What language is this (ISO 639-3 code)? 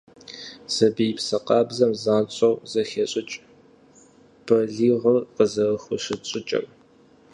kbd